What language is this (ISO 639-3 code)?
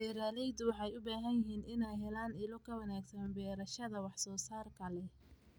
som